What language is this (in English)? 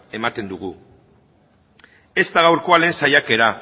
Basque